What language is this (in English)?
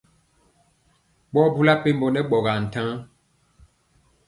Mpiemo